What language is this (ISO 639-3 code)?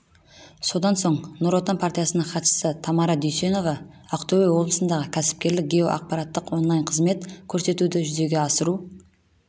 kaz